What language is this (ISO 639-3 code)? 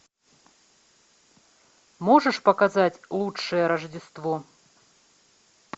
rus